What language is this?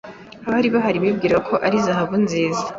Kinyarwanda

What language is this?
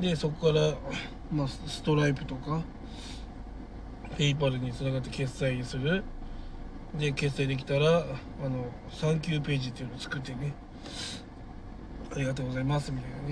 Japanese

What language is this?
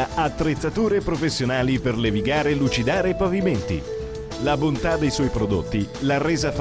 Italian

